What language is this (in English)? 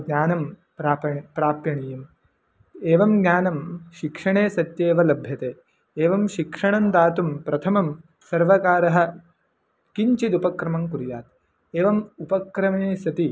Sanskrit